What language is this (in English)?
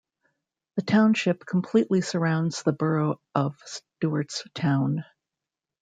English